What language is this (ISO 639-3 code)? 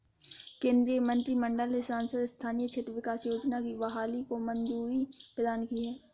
hin